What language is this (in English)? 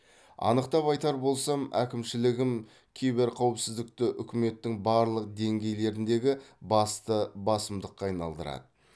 Kazakh